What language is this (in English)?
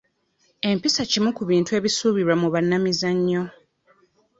Ganda